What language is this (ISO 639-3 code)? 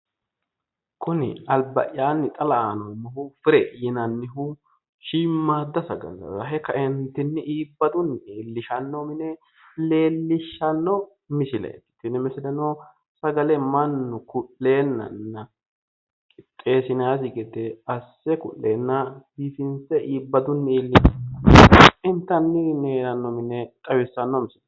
sid